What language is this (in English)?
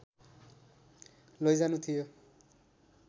Nepali